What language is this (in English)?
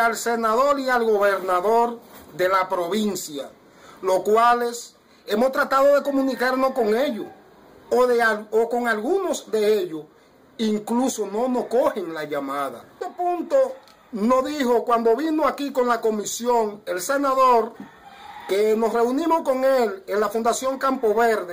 Spanish